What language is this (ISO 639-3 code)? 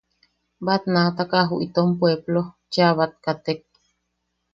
yaq